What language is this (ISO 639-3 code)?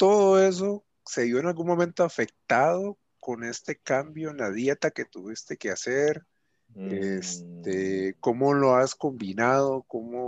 spa